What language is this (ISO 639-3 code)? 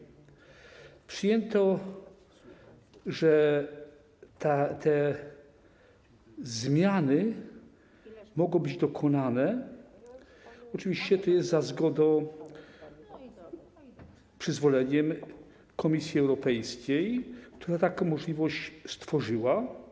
pol